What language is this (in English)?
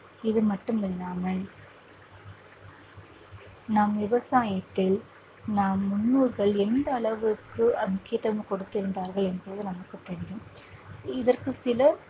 Tamil